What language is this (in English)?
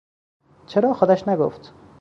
Persian